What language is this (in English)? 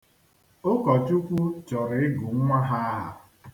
Igbo